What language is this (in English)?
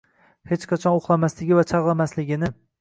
Uzbek